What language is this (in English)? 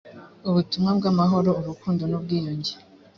Kinyarwanda